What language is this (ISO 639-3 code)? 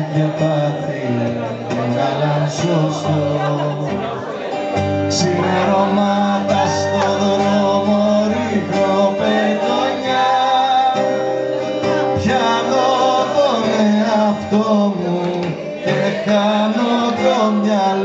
ell